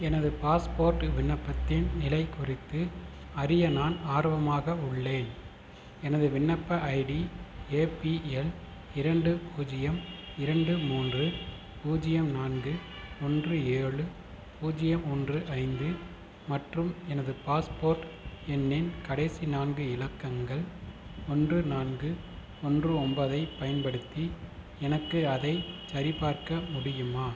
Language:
Tamil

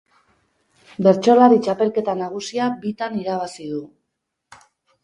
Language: Basque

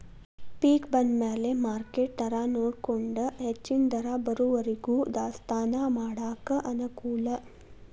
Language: Kannada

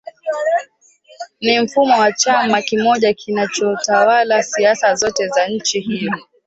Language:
Swahili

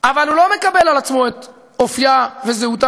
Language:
Hebrew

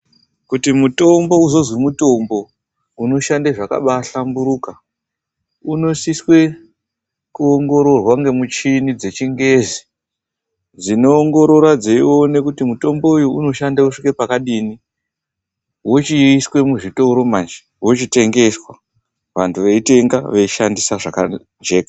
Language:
Ndau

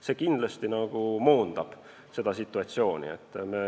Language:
Estonian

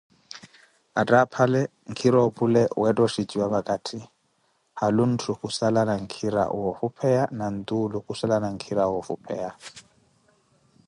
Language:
Koti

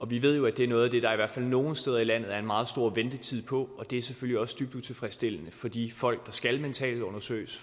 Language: Danish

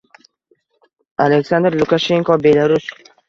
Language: Uzbek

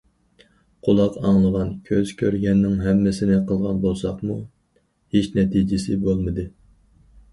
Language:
Uyghur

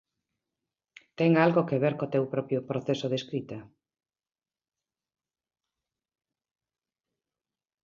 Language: Galician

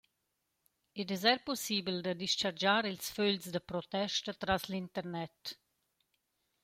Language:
Romansh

